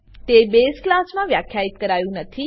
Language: Gujarati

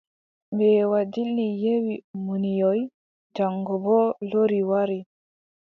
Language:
Adamawa Fulfulde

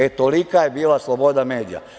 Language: Serbian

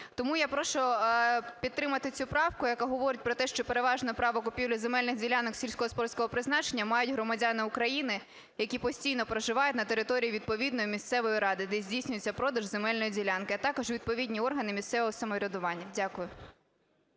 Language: Ukrainian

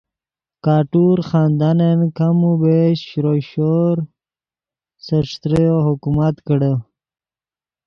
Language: Yidgha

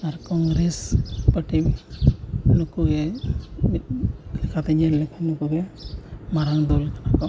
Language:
Santali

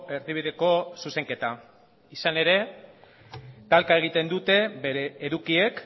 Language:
Basque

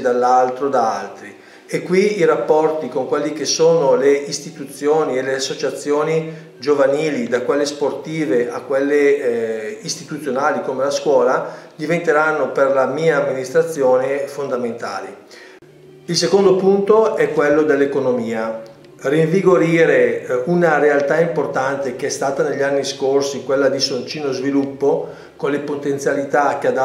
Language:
Italian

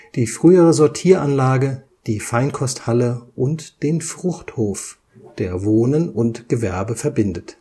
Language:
German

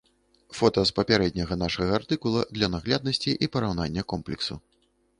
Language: Belarusian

